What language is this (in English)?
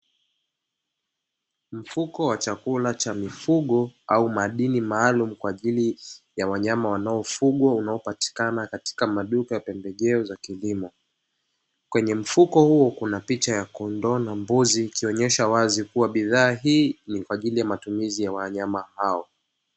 Swahili